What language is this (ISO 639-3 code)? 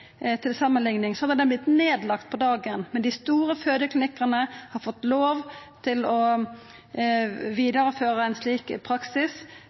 nno